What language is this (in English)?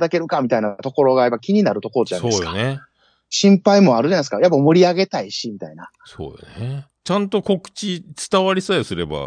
Japanese